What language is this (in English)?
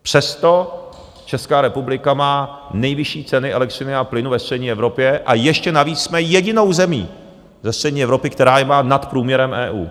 Czech